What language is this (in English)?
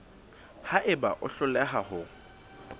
Southern Sotho